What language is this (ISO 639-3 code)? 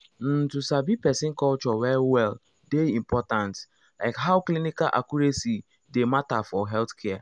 pcm